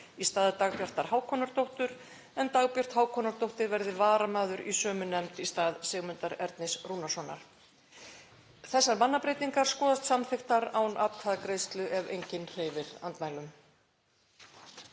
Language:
Icelandic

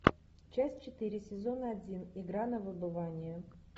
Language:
Russian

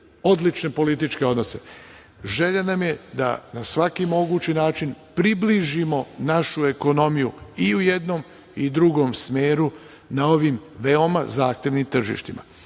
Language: Serbian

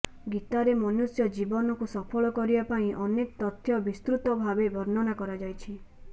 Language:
Odia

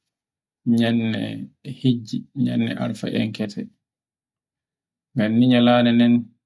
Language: Borgu Fulfulde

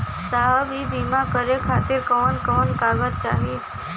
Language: Bhojpuri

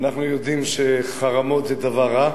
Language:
Hebrew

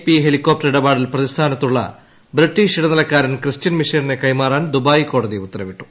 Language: Malayalam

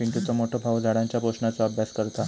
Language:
Marathi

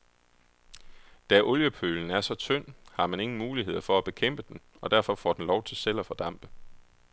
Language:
Danish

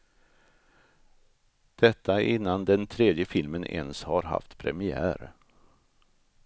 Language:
Swedish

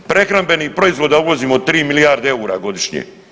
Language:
Croatian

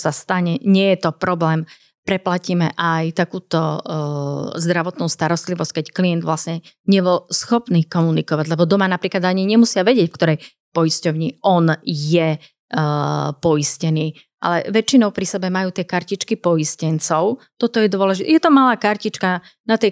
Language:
Slovak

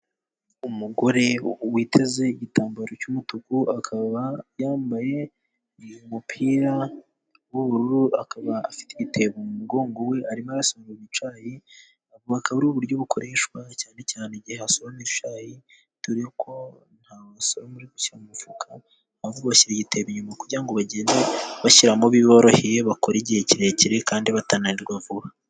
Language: Kinyarwanda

